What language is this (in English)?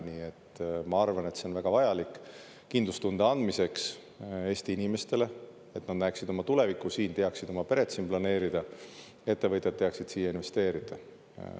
Estonian